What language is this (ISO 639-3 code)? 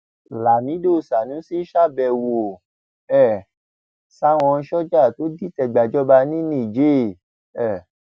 yor